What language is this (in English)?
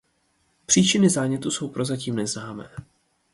Czech